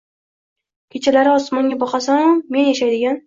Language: Uzbek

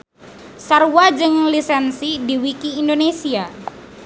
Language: Sundanese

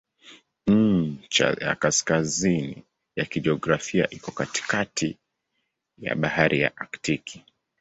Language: Swahili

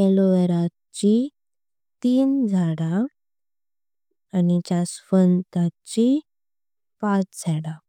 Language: Konkani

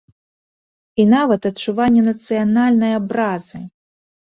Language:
Belarusian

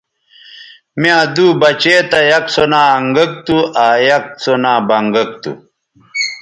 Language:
Bateri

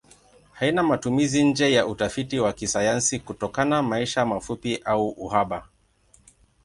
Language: Swahili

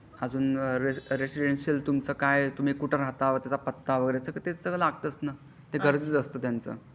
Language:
Marathi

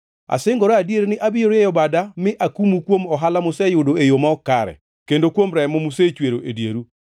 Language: Luo (Kenya and Tanzania)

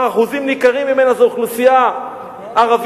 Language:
Hebrew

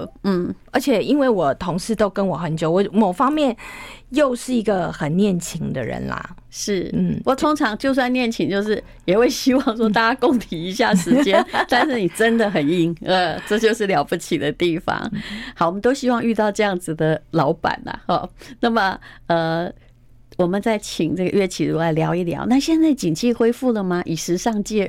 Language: Chinese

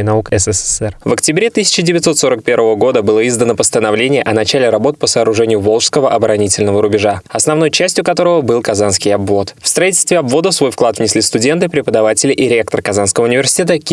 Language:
Russian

